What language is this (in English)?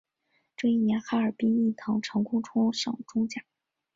Chinese